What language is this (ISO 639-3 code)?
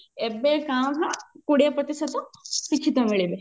ori